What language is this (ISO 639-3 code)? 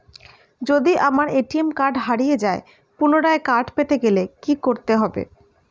ben